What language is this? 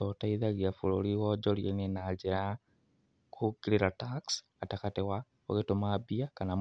Kikuyu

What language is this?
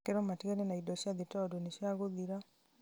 Kikuyu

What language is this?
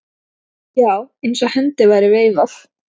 Icelandic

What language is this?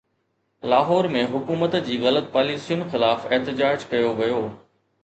Sindhi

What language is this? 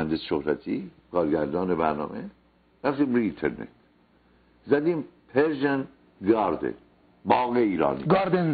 Persian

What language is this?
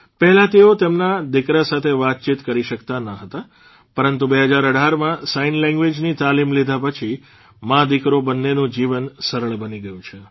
Gujarati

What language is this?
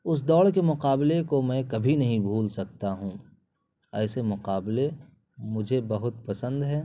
Urdu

